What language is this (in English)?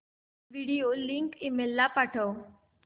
Marathi